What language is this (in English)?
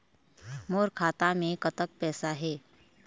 Chhattisgarhi